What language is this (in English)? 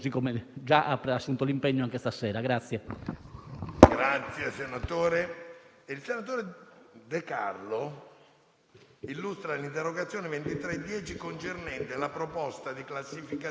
Italian